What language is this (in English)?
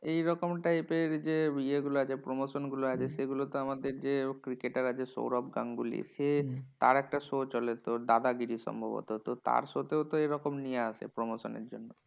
Bangla